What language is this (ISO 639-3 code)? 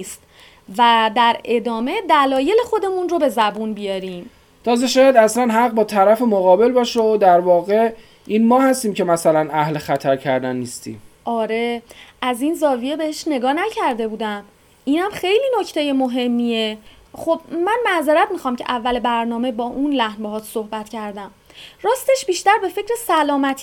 fas